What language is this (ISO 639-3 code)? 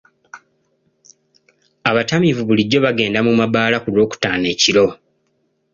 lug